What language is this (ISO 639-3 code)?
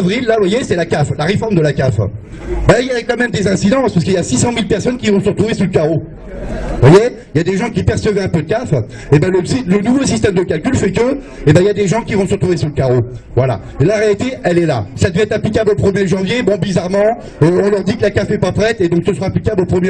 fra